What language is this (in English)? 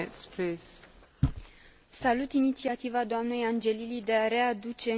Romanian